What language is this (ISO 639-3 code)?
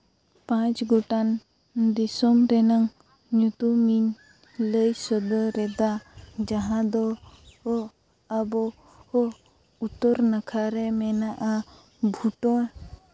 sat